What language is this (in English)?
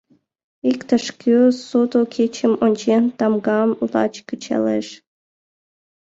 Mari